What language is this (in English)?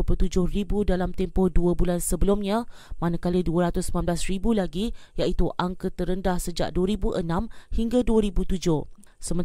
Malay